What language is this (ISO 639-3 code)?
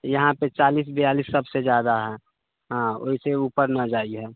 mai